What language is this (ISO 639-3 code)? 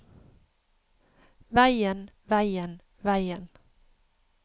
nor